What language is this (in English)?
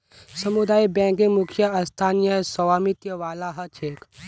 Magahi